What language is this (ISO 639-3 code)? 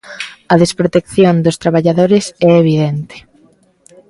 glg